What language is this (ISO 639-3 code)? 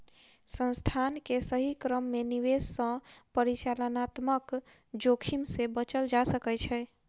mai